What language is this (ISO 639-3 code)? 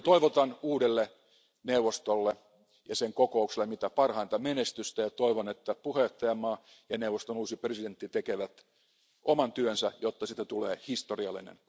fin